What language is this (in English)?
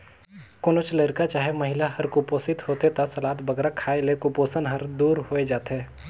Chhattisgarhi